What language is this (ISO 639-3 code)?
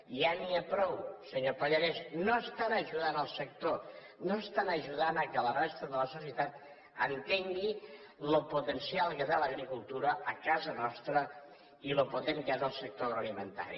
cat